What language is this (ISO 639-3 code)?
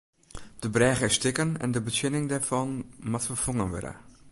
fry